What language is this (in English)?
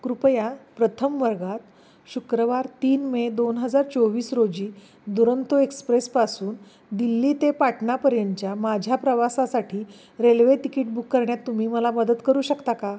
Marathi